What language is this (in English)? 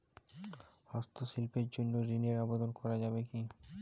Bangla